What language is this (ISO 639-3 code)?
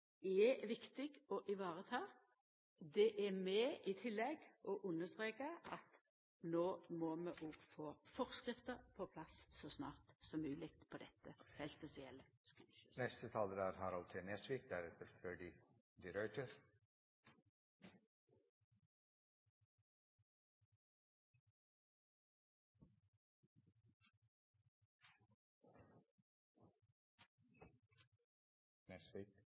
nor